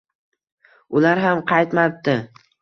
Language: Uzbek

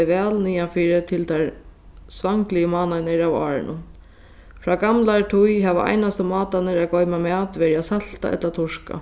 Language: Faroese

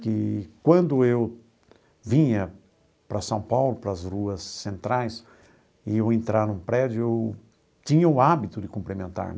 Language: Portuguese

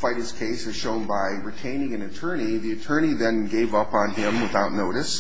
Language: English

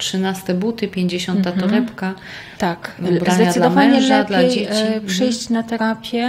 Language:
Polish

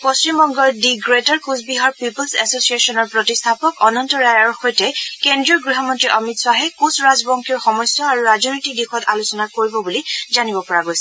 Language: Assamese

